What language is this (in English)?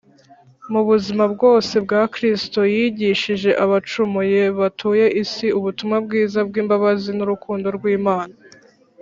Kinyarwanda